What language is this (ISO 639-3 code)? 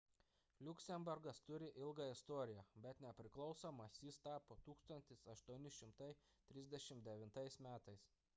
lit